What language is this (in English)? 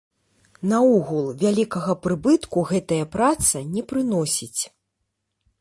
Belarusian